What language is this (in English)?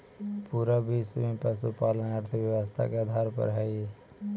Magahi